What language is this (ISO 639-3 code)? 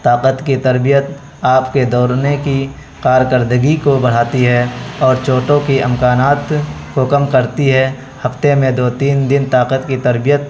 urd